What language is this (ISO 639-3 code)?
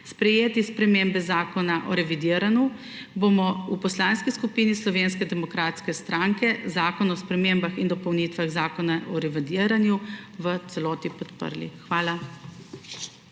slv